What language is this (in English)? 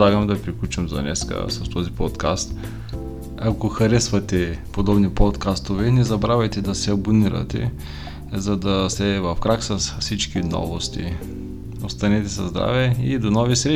Bulgarian